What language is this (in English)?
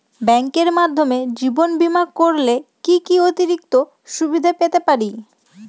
Bangla